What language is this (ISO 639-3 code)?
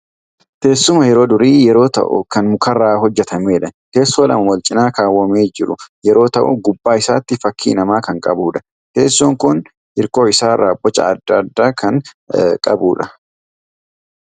orm